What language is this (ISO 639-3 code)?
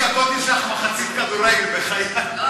heb